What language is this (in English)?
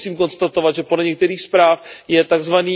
Czech